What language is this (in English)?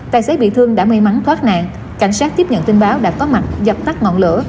Vietnamese